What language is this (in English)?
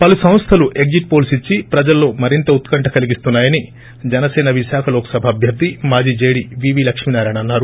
Telugu